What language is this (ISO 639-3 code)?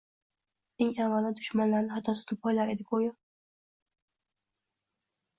uzb